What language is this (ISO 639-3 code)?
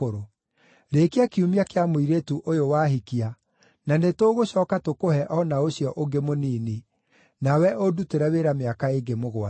kik